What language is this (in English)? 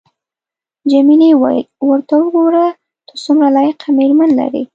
Pashto